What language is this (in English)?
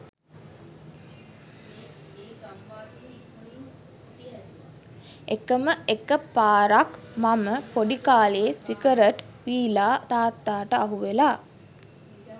Sinhala